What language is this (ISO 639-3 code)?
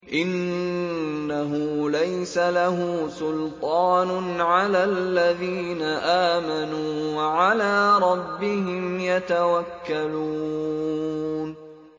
ara